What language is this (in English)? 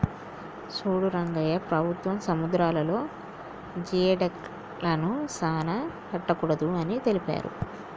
Telugu